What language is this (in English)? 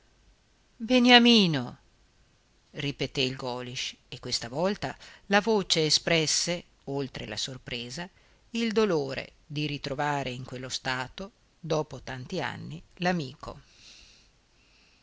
Italian